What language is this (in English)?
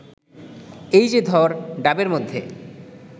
Bangla